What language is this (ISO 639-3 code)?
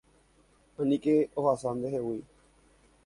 grn